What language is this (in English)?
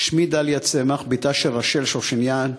Hebrew